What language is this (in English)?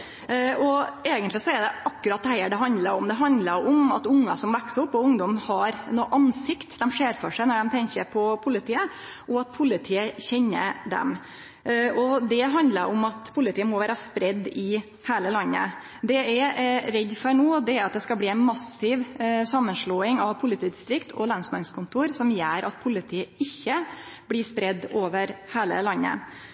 Norwegian Nynorsk